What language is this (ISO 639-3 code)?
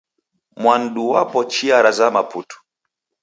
dav